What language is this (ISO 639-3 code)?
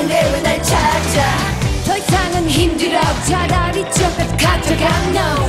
kor